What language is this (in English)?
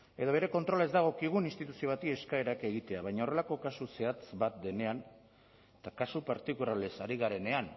Basque